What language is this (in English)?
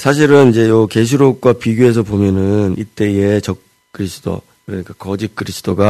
Korean